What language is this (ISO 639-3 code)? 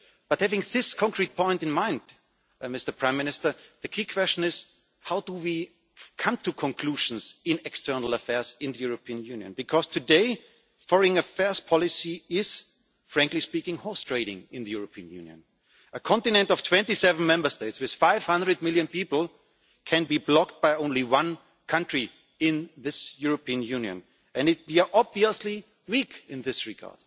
eng